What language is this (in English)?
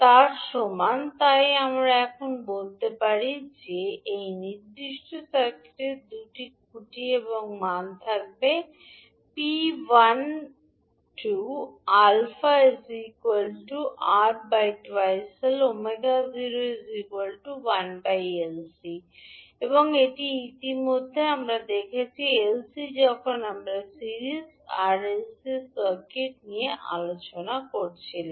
Bangla